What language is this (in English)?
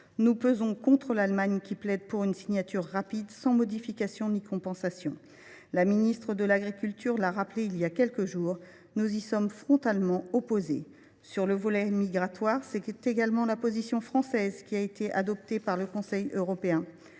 French